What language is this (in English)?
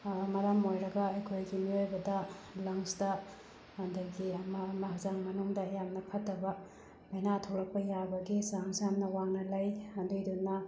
Manipuri